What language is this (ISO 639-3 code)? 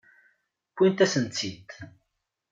kab